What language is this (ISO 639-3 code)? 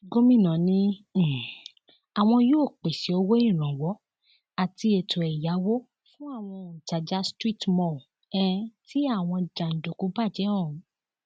yor